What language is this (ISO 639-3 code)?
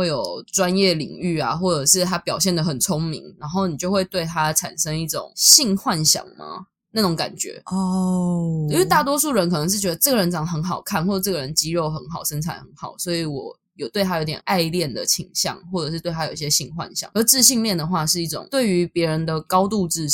zho